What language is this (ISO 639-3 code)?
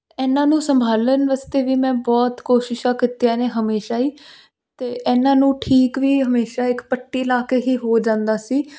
pan